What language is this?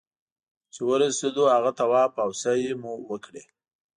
Pashto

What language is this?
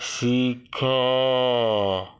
Odia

